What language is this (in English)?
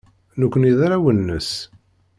Kabyle